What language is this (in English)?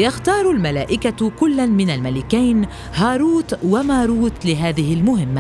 Arabic